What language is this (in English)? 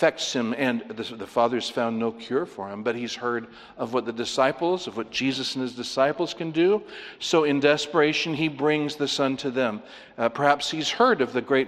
English